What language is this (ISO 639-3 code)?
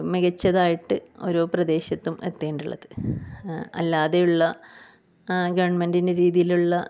mal